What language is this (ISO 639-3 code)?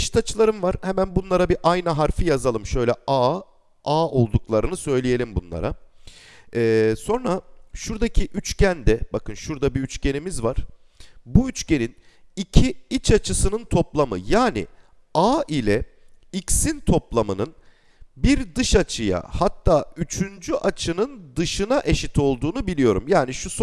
tur